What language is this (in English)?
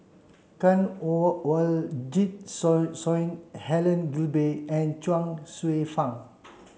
English